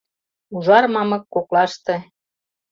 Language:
Mari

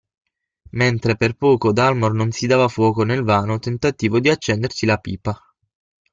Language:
Italian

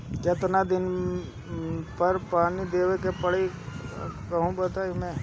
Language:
Bhojpuri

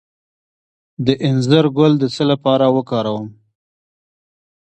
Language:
Pashto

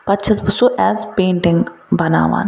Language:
Kashmiri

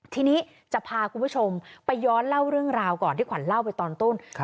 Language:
Thai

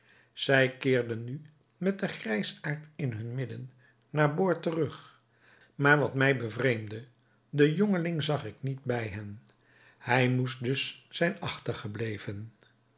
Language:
Dutch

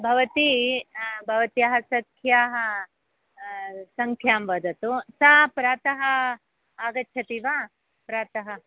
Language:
Sanskrit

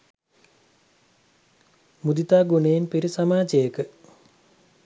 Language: Sinhala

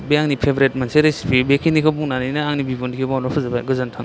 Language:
Bodo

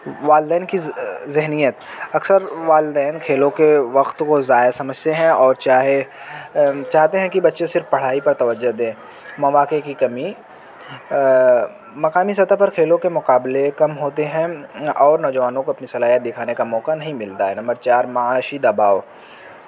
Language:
Urdu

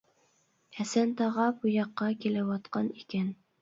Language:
Uyghur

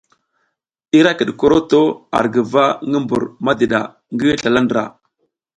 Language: South Giziga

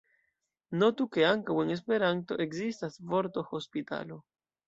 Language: Esperanto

